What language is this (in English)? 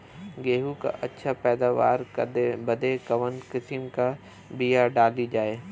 Bhojpuri